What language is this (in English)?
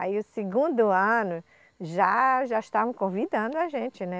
Portuguese